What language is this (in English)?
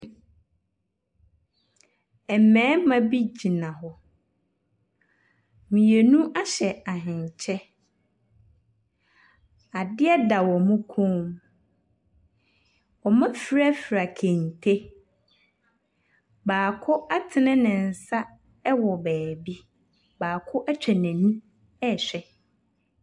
Akan